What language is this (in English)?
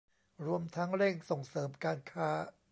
Thai